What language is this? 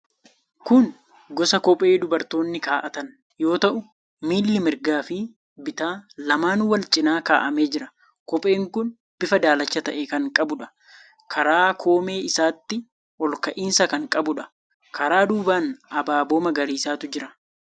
Oromo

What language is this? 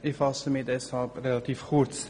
Swiss German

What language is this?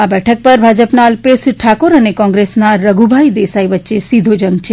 Gujarati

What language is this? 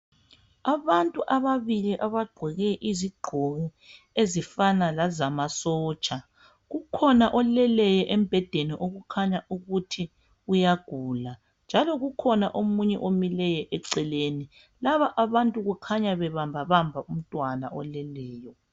North Ndebele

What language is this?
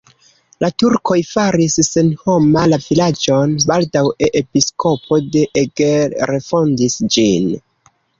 Esperanto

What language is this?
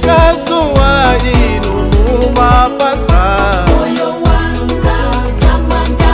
Indonesian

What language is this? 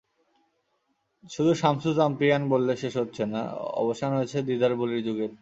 Bangla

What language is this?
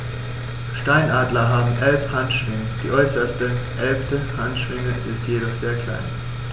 German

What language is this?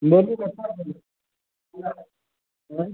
Maithili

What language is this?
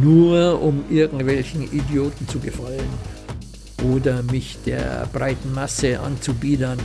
German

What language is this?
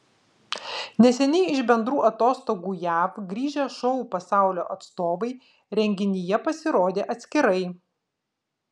Lithuanian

